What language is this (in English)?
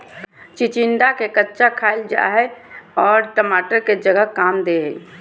Magahi